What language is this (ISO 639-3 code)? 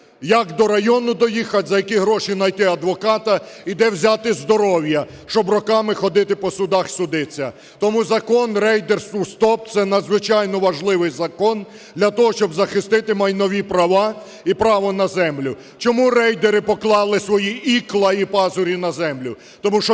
ukr